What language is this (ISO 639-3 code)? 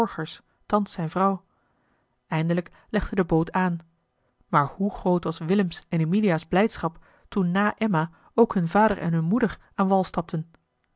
nld